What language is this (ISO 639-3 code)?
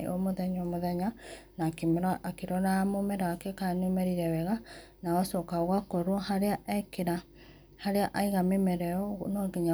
kik